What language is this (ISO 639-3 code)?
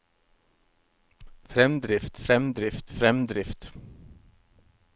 nor